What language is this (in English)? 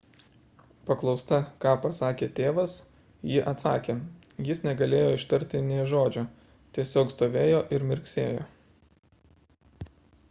Lithuanian